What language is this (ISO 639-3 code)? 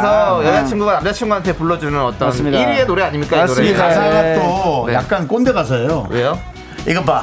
kor